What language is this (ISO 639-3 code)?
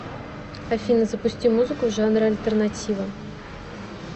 rus